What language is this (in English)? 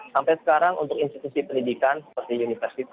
Indonesian